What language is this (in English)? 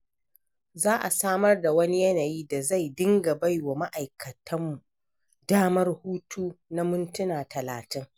Hausa